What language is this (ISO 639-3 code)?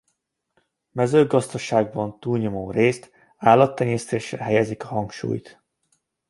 hun